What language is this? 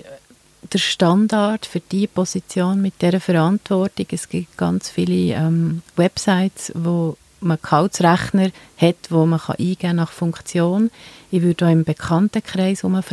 German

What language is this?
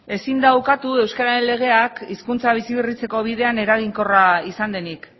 Basque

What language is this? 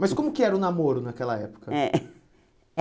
Portuguese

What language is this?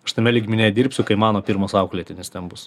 Lithuanian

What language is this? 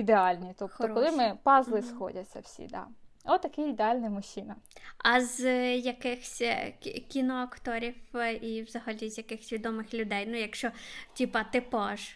Ukrainian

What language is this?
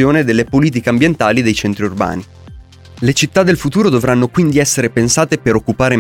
Italian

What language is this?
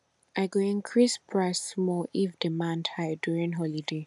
Nigerian Pidgin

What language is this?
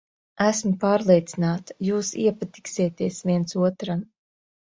Latvian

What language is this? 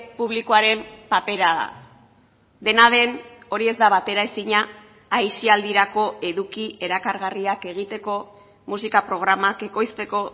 Basque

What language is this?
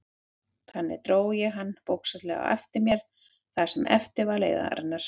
Icelandic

